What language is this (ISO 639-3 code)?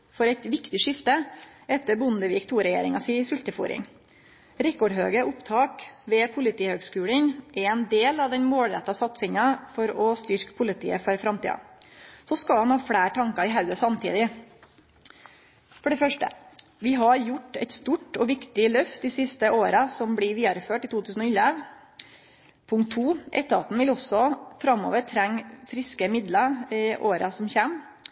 nno